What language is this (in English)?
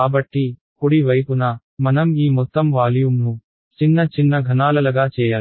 Telugu